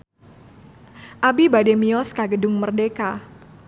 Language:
Sundanese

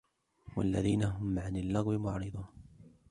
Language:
Arabic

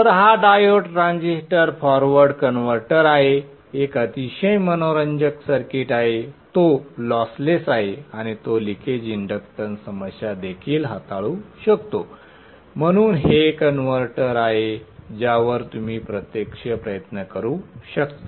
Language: Marathi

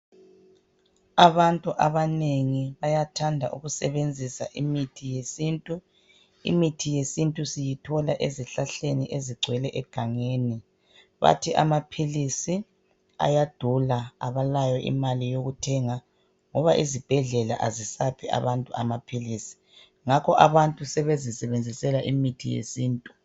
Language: North Ndebele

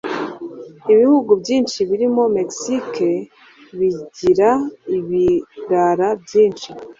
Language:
Kinyarwanda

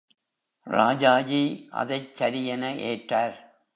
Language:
Tamil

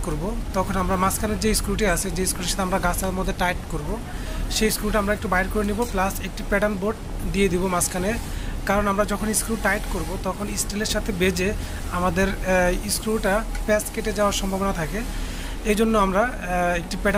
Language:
Bangla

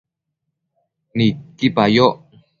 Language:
Matsés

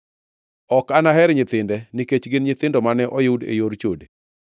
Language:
Luo (Kenya and Tanzania)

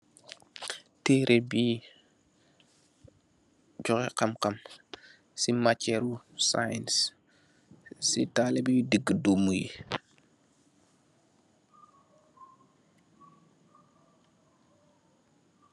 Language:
Wolof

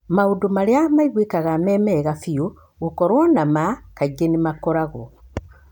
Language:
Kikuyu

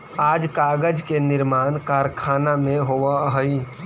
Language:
Magahi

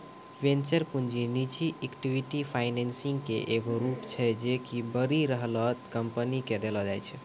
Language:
Maithili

